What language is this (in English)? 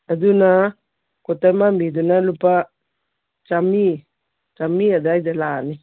Manipuri